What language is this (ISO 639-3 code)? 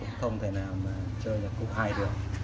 vie